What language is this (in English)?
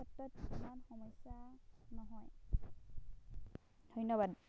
Assamese